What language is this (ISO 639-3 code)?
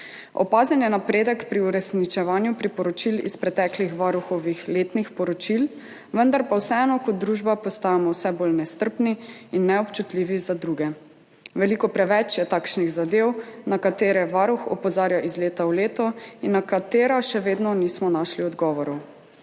slv